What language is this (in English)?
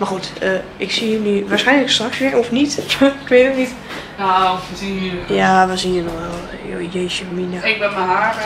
Dutch